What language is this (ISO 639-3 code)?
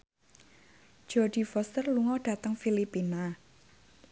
jav